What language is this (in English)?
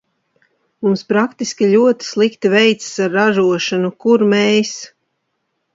Latvian